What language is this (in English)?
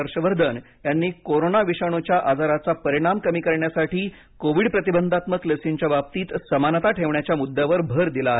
Marathi